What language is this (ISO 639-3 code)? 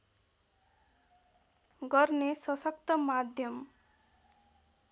nep